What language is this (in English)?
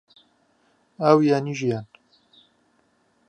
Central Kurdish